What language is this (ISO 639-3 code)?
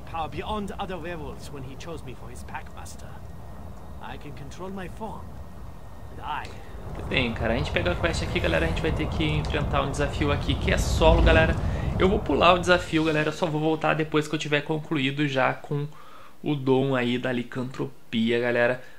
por